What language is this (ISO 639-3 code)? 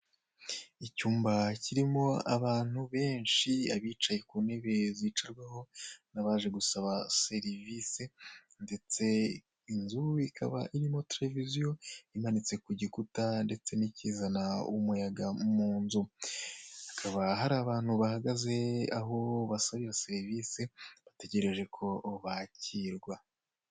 kin